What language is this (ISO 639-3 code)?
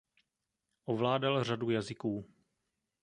ces